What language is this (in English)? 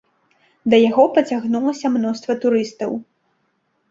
Belarusian